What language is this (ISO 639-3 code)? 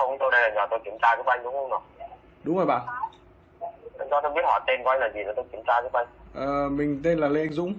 vie